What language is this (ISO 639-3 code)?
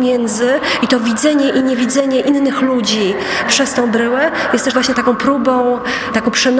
pol